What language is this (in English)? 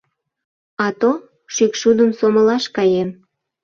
Mari